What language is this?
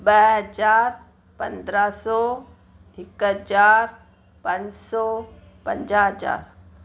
Sindhi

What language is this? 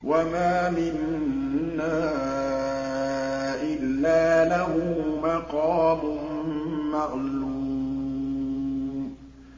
Arabic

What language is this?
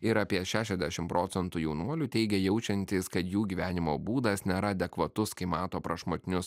Lithuanian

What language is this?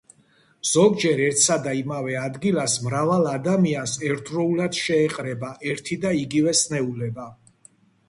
Georgian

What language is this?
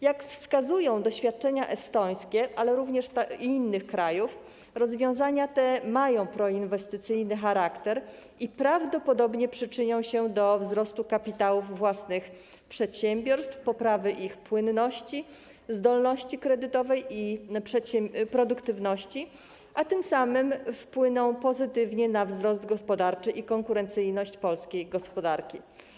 Polish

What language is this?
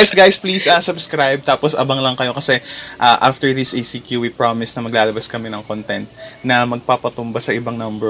Filipino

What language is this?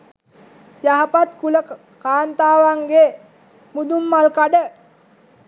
Sinhala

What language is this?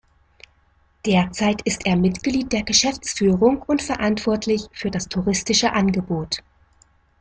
German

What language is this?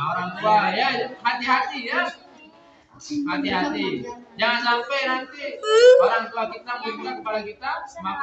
Indonesian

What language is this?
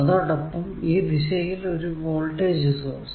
Malayalam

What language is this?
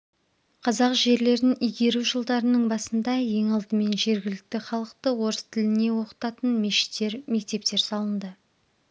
Kazakh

